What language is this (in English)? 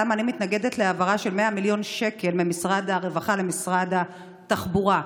Hebrew